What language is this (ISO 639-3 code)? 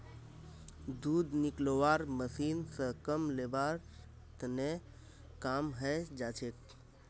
mag